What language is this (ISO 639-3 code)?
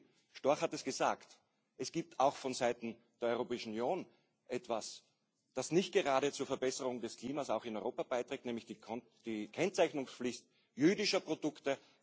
deu